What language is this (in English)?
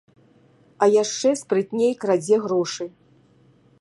Belarusian